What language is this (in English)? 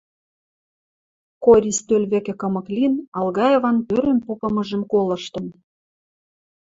Western Mari